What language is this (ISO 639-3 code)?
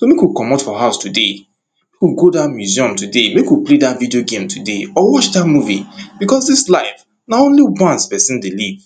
pcm